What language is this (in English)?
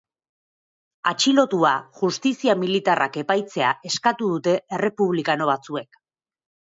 Basque